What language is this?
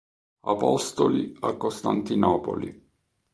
Italian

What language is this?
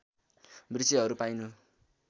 Nepali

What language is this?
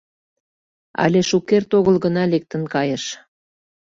Mari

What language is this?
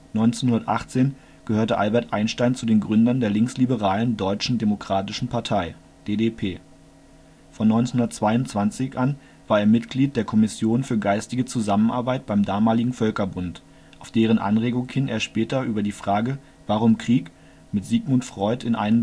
German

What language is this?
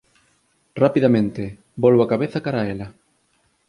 Galician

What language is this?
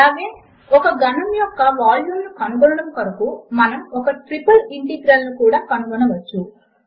Telugu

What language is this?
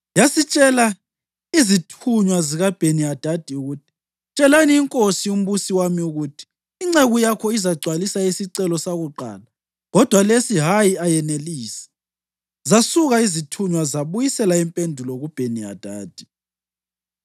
North Ndebele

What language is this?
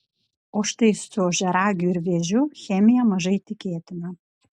Lithuanian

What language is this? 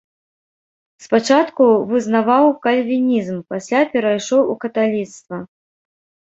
Belarusian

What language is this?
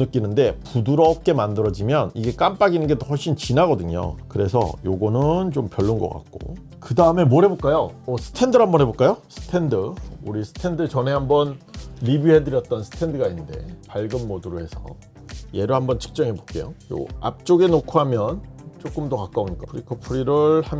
Korean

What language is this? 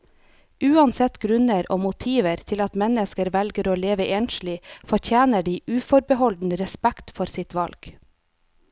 Norwegian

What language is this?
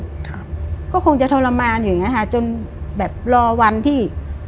Thai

